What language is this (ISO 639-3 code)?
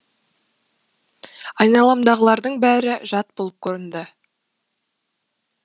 kaz